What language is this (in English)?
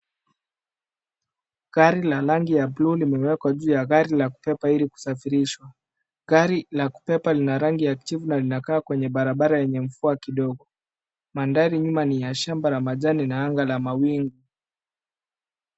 Swahili